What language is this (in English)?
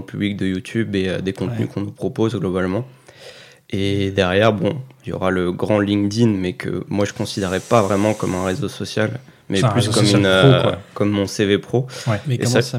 French